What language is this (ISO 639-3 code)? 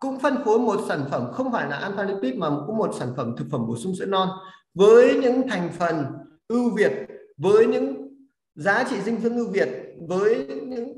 vie